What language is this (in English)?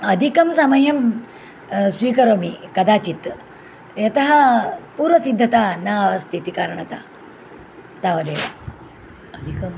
Sanskrit